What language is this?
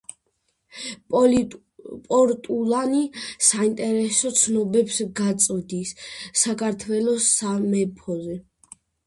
Georgian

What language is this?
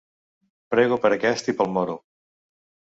Catalan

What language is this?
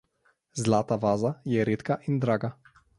Slovenian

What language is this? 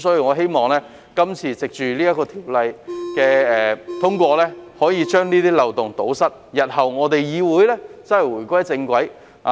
Cantonese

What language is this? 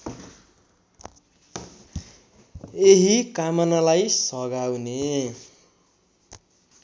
Nepali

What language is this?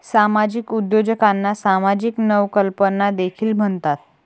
Marathi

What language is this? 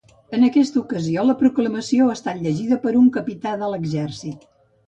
Catalan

